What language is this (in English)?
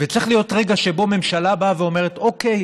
Hebrew